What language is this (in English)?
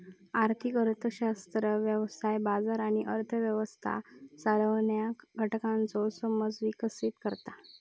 Marathi